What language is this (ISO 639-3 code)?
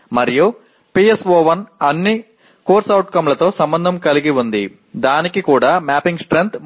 tel